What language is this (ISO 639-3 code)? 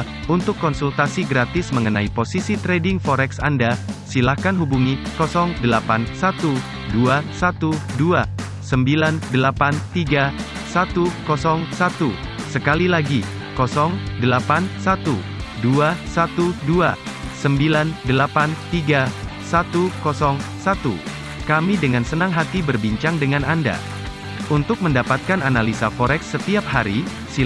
ind